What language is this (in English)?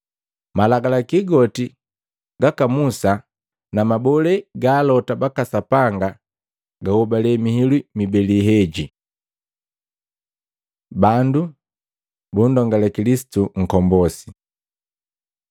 Matengo